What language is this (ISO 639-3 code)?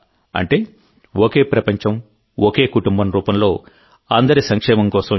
tel